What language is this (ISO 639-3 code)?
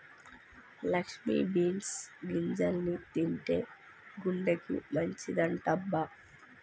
tel